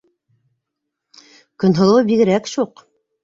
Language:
Bashkir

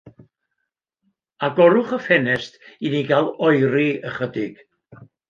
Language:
Welsh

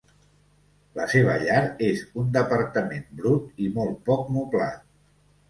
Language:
Catalan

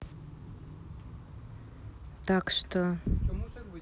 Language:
Russian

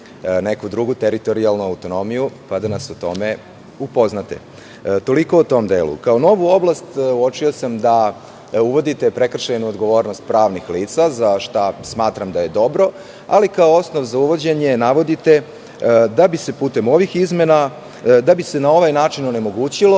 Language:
Serbian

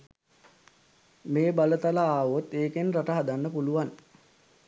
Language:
Sinhala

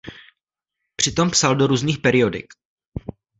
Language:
Czech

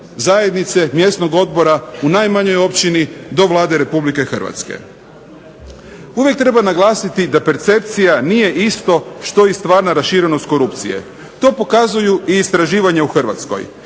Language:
Croatian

